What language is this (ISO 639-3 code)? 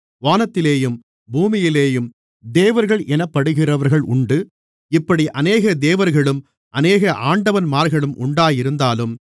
tam